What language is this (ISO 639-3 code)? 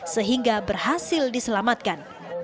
ind